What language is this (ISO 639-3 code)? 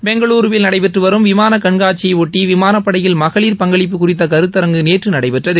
tam